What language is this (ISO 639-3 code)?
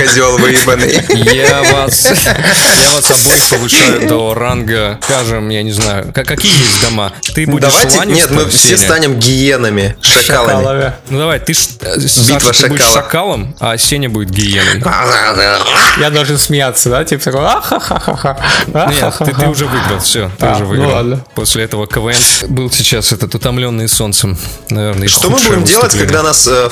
rus